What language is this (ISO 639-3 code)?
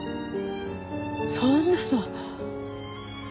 jpn